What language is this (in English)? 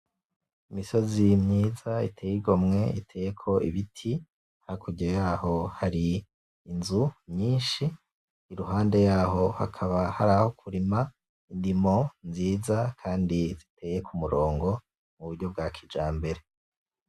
Rundi